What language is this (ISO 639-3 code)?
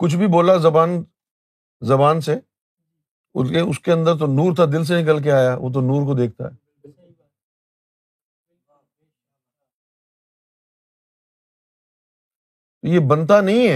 urd